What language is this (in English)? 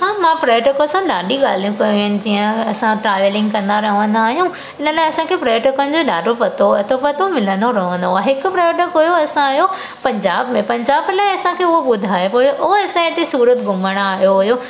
Sindhi